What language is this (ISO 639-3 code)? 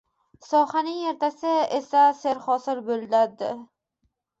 uzb